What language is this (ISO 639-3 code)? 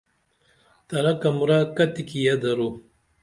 dml